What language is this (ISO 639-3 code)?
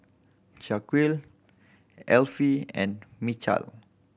eng